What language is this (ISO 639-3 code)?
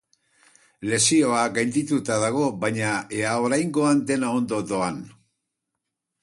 eus